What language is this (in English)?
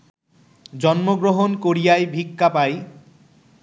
Bangla